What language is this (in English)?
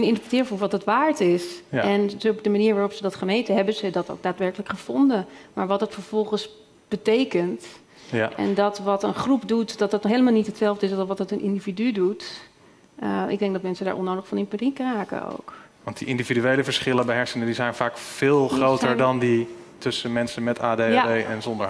Dutch